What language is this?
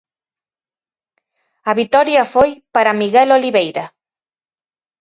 Galician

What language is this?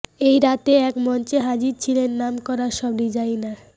Bangla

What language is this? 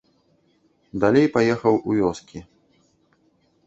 Belarusian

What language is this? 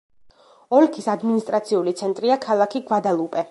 Georgian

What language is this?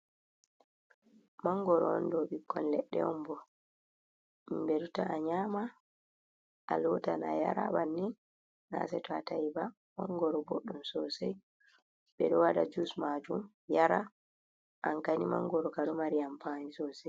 Fula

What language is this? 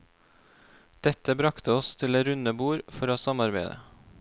Norwegian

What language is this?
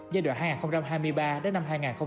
Vietnamese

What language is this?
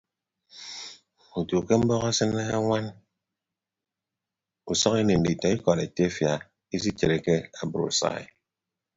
Ibibio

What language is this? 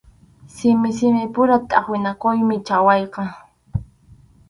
Arequipa-La Unión Quechua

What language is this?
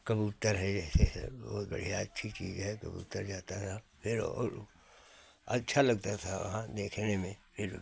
Hindi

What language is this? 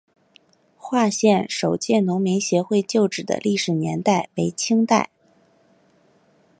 Chinese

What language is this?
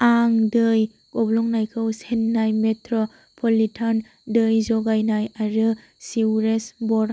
Bodo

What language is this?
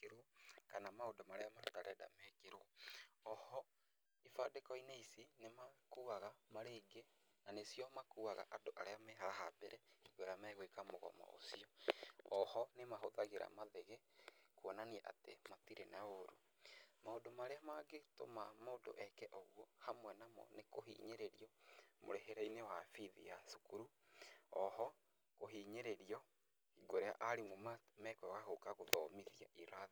Kikuyu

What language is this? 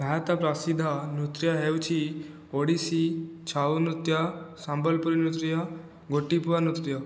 Odia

